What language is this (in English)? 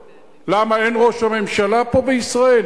Hebrew